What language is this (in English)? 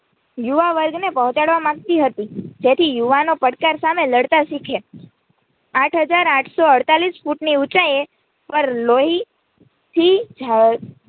Gujarati